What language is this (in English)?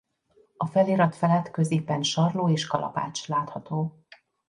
Hungarian